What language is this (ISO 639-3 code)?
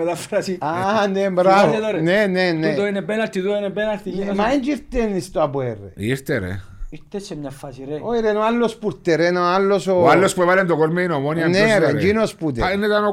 ell